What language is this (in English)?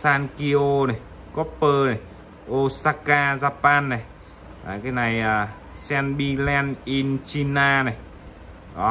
Vietnamese